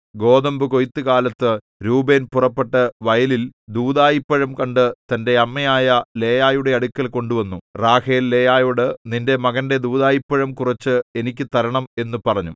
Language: Malayalam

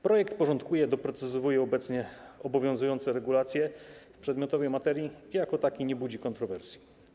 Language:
Polish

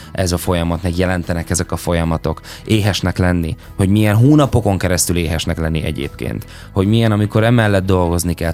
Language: Hungarian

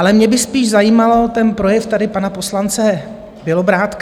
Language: Czech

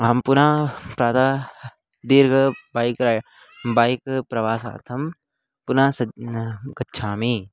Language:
Sanskrit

